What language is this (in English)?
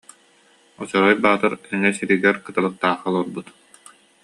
Yakut